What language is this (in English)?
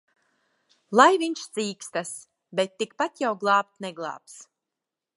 Latvian